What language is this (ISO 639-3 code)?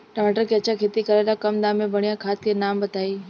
bho